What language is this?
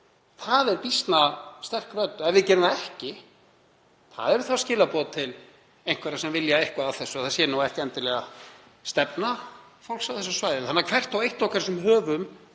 Icelandic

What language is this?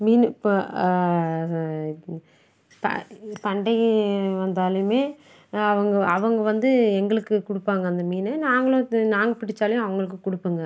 Tamil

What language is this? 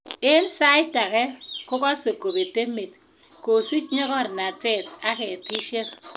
Kalenjin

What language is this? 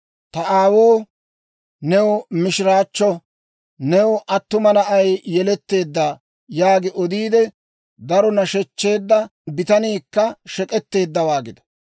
Dawro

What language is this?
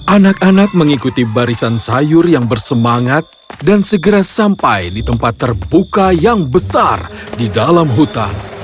Indonesian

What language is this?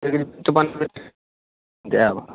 Maithili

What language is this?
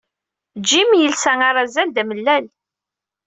Kabyle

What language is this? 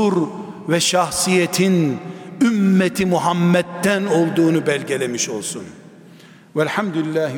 Turkish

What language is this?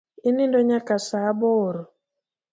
Luo (Kenya and Tanzania)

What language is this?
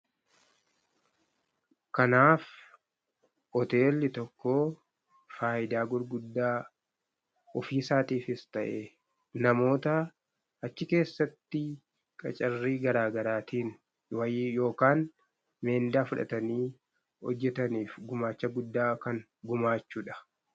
Oromo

